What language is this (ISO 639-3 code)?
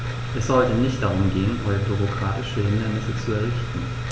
deu